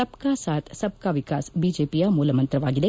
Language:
Kannada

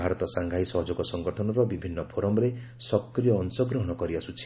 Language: Odia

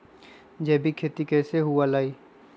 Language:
Magahi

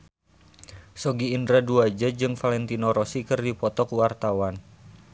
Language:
Sundanese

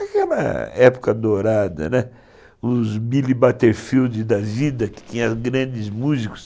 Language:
Portuguese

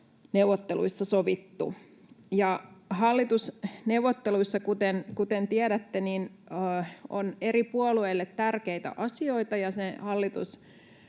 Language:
Finnish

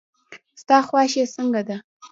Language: Pashto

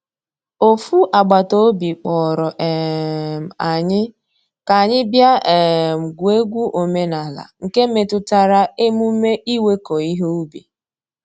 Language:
Igbo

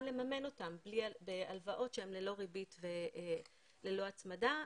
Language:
Hebrew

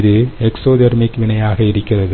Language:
Tamil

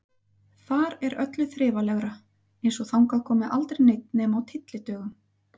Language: Icelandic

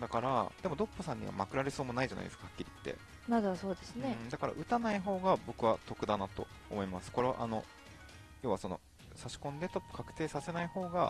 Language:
Japanese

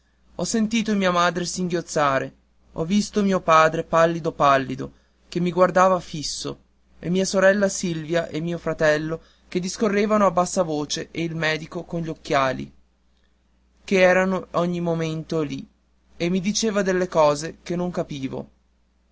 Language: Italian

